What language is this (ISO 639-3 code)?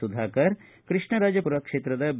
kan